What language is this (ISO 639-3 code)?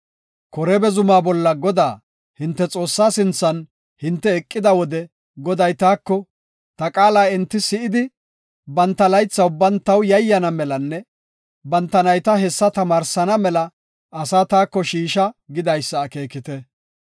gof